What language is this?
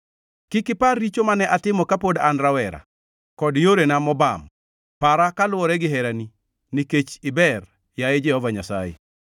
Luo (Kenya and Tanzania)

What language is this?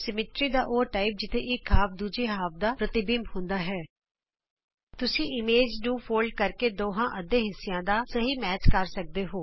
Punjabi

